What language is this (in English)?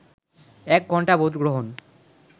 Bangla